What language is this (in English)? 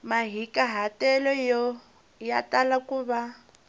Tsonga